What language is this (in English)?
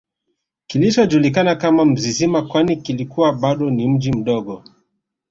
Swahili